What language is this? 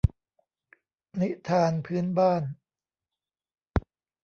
Thai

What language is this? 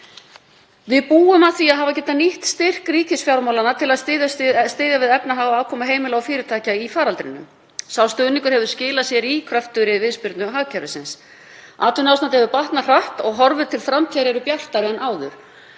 Icelandic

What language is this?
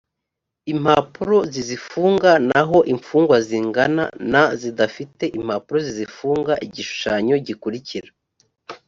Kinyarwanda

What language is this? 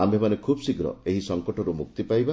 Odia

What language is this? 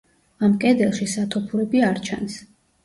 Georgian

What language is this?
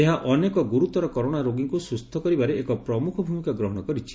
Odia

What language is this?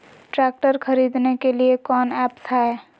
Magahi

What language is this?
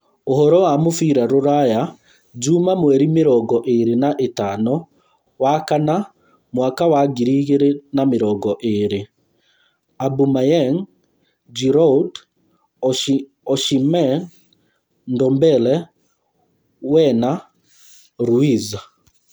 Kikuyu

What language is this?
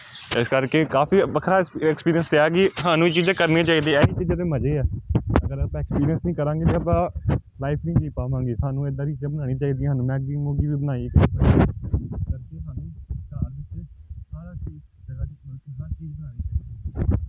Punjabi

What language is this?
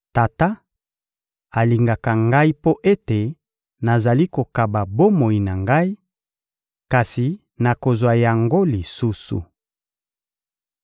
Lingala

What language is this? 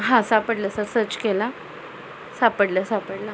Marathi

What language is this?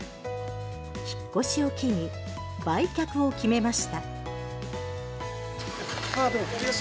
Japanese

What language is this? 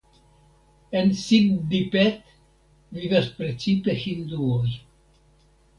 Esperanto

